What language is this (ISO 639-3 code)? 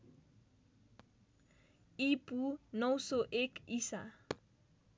nep